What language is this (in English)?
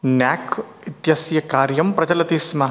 Sanskrit